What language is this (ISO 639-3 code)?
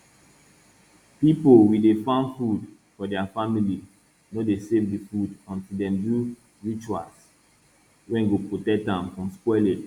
pcm